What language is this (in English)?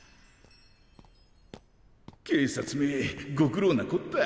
Japanese